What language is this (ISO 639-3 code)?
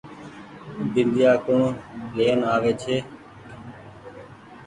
gig